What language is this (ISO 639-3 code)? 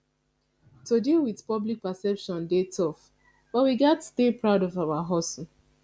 pcm